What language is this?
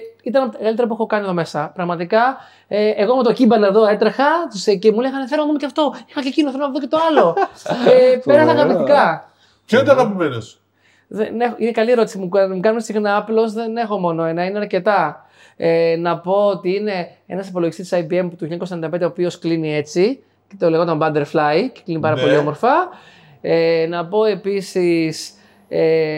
Greek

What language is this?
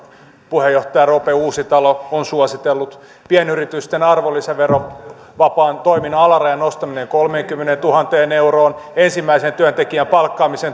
Finnish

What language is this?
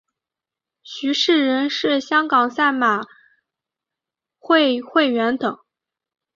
Chinese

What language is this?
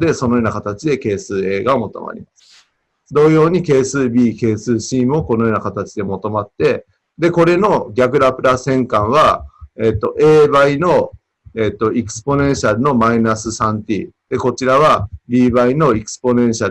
Japanese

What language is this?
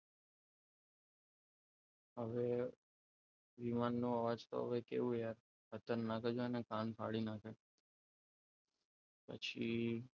Gujarati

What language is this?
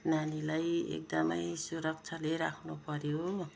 Nepali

